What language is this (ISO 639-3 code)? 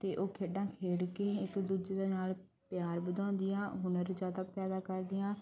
pan